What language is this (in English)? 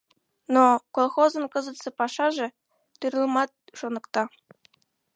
Mari